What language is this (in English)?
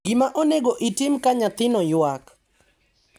Luo (Kenya and Tanzania)